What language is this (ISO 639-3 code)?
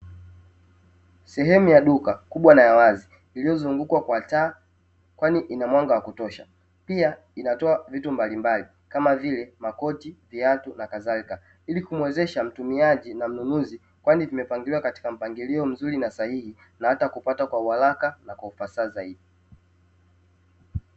swa